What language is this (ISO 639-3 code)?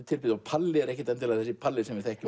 isl